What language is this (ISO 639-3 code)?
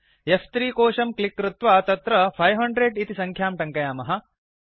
san